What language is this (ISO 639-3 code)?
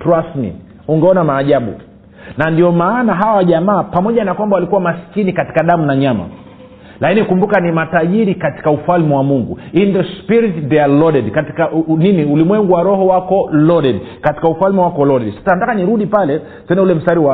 swa